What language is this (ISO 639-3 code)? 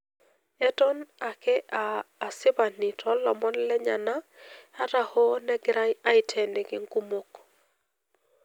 mas